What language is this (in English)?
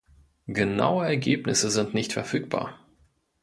German